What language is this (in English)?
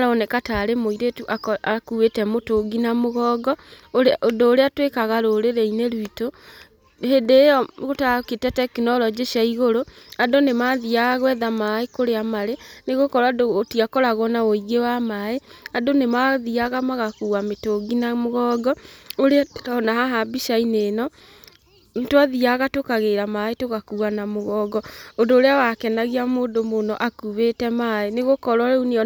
Kikuyu